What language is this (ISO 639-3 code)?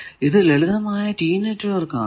mal